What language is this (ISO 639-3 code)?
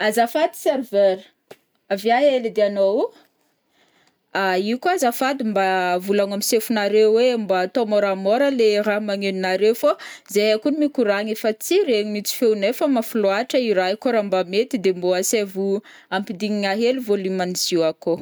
bmm